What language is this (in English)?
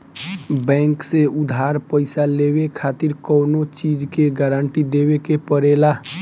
Bhojpuri